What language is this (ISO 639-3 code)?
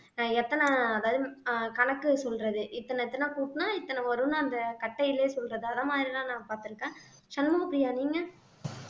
tam